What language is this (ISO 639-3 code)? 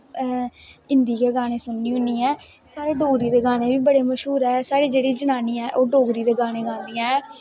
doi